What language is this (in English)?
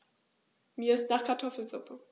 German